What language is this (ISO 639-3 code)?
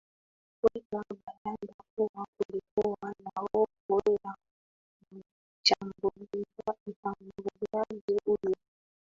swa